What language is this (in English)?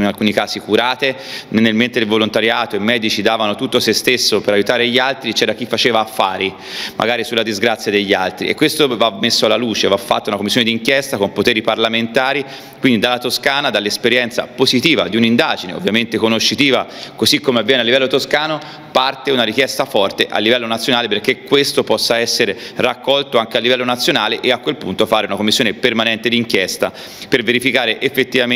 Italian